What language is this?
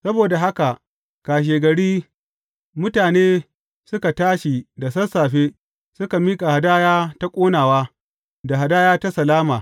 Hausa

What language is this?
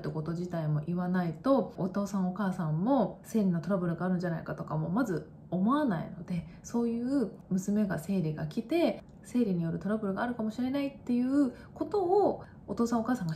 Japanese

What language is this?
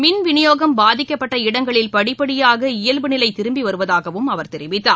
Tamil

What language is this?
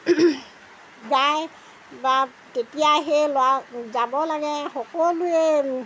Assamese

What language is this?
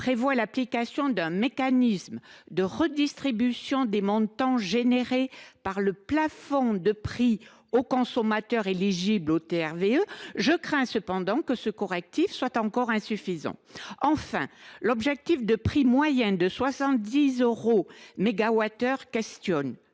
French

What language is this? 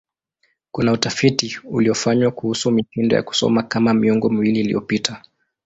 Swahili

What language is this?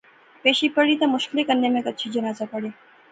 Pahari-Potwari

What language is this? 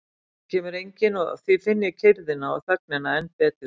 Icelandic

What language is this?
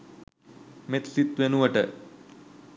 Sinhala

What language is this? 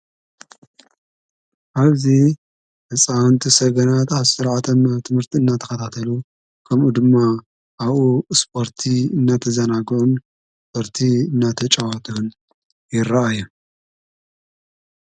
Tigrinya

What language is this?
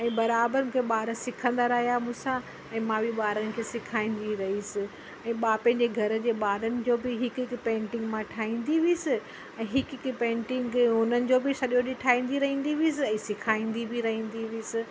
Sindhi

